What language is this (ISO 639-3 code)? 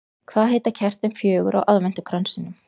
isl